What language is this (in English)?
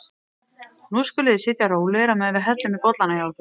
Icelandic